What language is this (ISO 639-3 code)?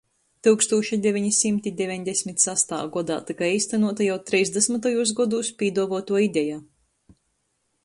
ltg